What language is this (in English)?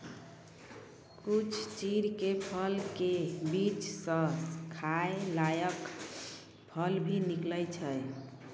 Maithili